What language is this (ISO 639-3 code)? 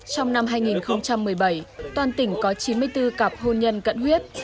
vie